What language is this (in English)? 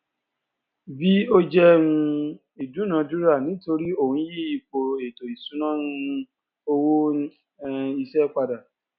Yoruba